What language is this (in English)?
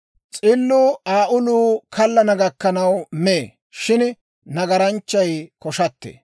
Dawro